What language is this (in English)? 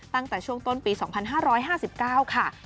Thai